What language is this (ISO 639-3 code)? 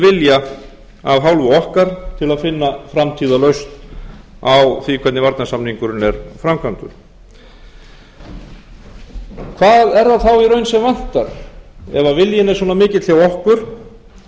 isl